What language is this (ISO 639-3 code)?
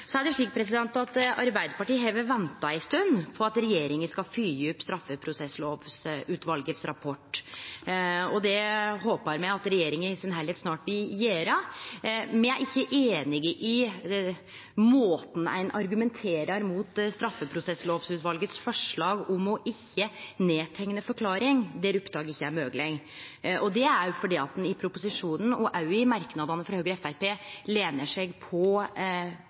nno